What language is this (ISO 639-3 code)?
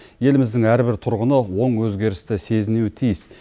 kaz